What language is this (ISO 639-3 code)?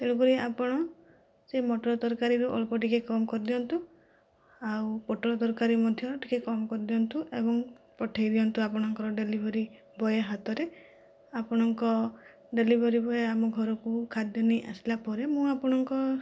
ori